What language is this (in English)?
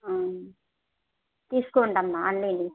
Telugu